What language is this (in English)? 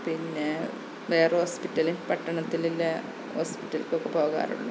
Malayalam